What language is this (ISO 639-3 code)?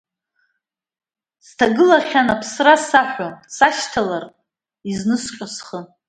abk